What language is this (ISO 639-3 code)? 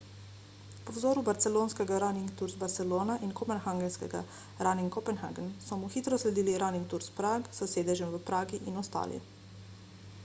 slv